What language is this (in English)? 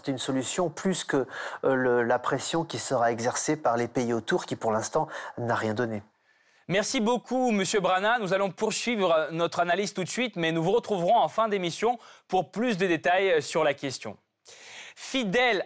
French